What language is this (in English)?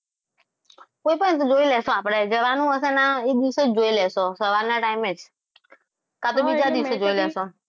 Gujarati